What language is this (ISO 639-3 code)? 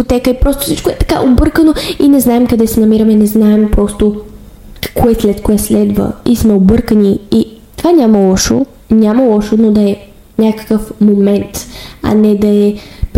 bul